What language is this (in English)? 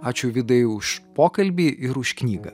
Lithuanian